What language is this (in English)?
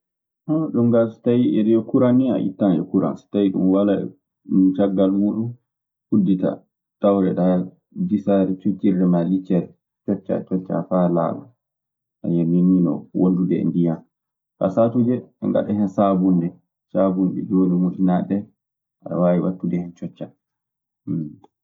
Maasina Fulfulde